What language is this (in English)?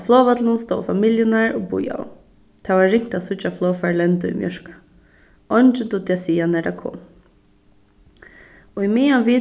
Faroese